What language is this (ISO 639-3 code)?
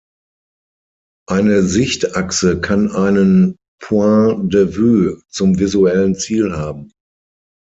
deu